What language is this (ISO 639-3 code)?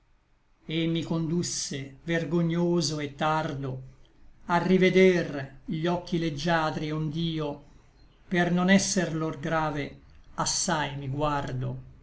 ita